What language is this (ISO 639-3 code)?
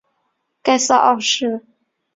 zho